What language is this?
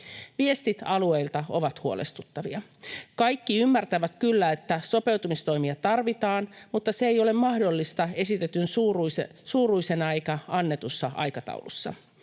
Finnish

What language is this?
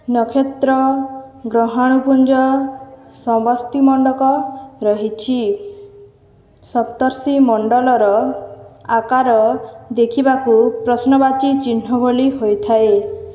Odia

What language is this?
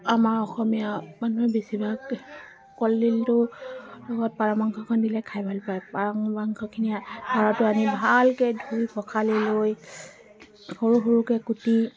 Assamese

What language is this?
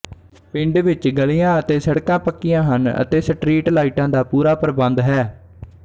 Punjabi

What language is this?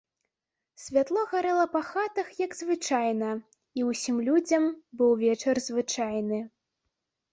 Belarusian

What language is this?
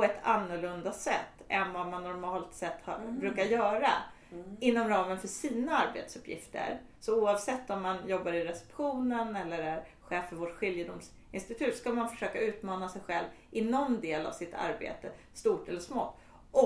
Swedish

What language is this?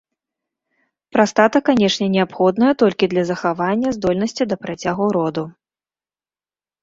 Belarusian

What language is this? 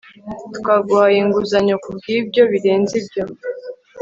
Kinyarwanda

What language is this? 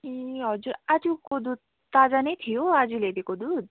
Nepali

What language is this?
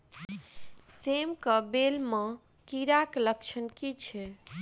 Maithili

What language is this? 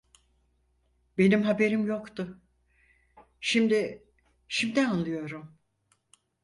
Turkish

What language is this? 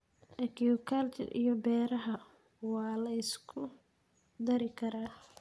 Somali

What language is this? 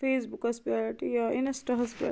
Kashmiri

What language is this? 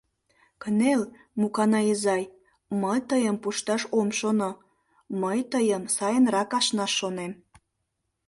Mari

